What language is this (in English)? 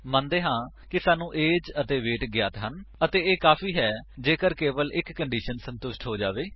Punjabi